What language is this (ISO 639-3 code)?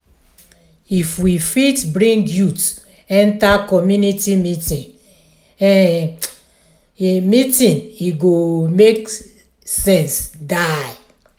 pcm